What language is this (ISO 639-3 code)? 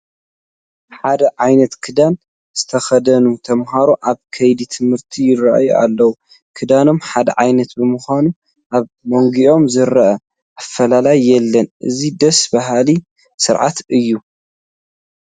tir